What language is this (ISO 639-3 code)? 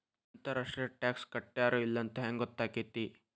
kan